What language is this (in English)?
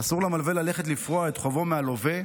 Hebrew